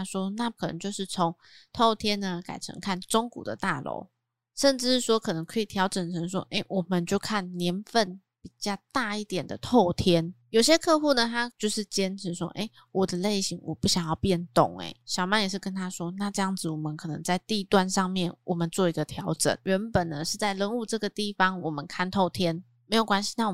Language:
Chinese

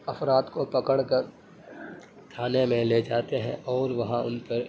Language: Urdu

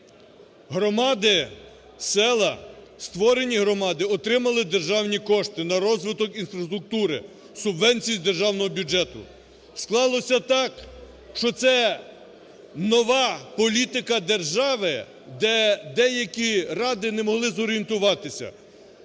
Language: Ukrainian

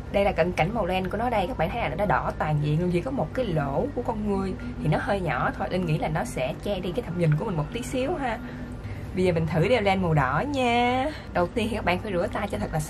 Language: Vietnamese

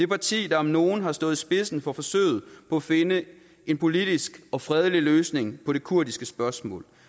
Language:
Danish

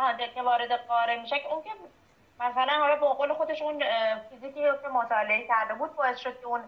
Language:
Persian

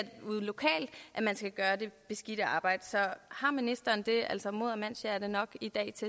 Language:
Danish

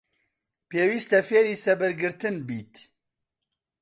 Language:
Central Kurdish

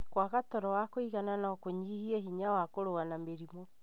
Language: Kikuyu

